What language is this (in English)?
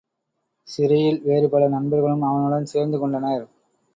Tamil